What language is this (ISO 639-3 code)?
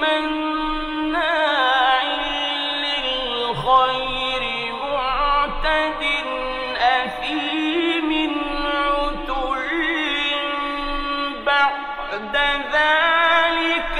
ara